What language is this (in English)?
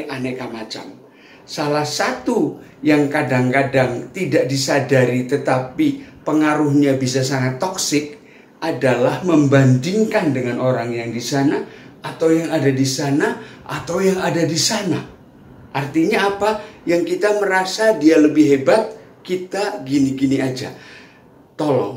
Indonesian